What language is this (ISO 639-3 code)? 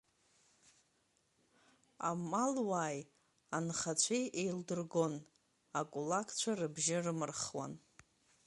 abk